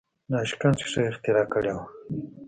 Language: Pashto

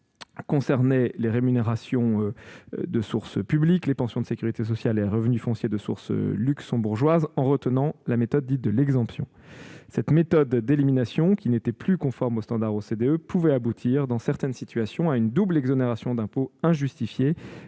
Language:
French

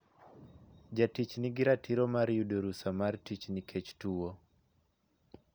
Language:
Luo (Kenya and Tanzania)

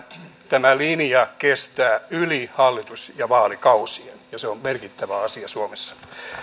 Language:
Finnish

